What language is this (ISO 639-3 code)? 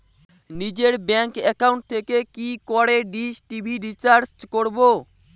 ben